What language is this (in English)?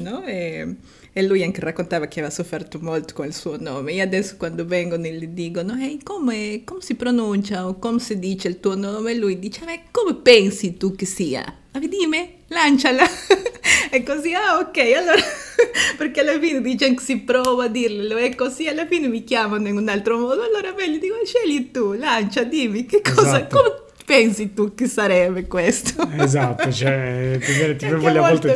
Italian